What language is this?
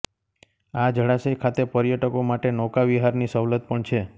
Gujarati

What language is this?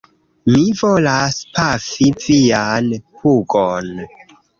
Esperanto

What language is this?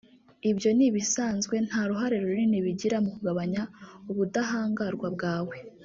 Kinyarwanda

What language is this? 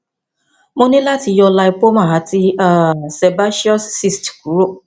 Yoruba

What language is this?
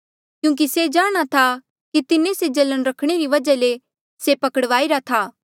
Mandeali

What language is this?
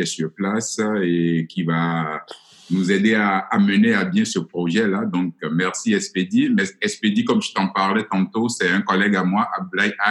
French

